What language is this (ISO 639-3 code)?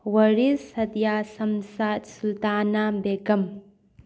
mni